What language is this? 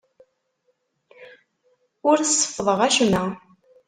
Kabyle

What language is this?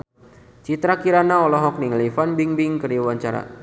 Sundanese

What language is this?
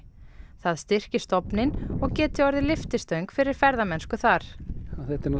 Icelandic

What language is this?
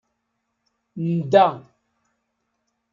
Kabyle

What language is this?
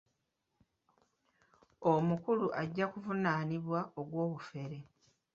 Ganda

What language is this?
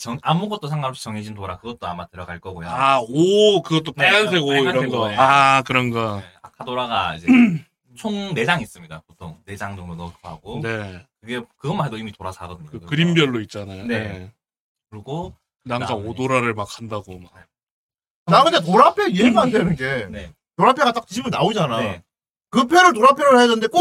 Korean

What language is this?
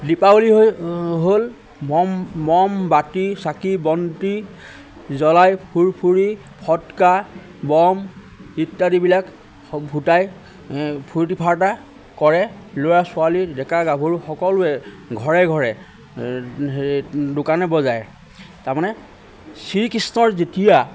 Assamese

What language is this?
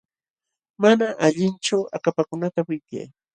Jauja Wanca Quechua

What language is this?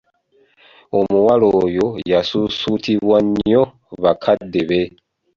Ganda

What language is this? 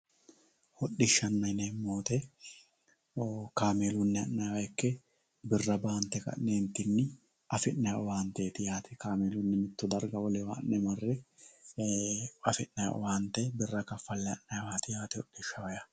Sidamo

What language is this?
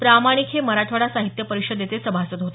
Marathi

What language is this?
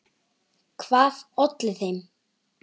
Icelandic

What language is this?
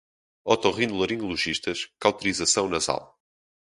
Portuguese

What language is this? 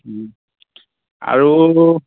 Assamese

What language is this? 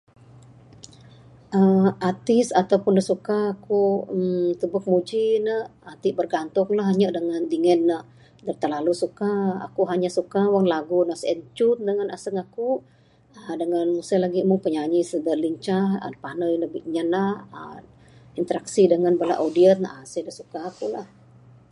Bukar-Sadung Bidayuh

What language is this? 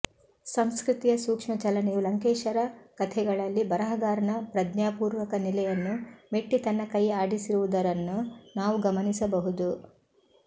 Kannada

